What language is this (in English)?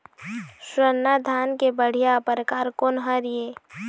Chhattisgarhi